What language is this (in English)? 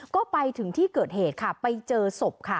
Thai